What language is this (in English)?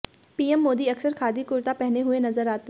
Hindi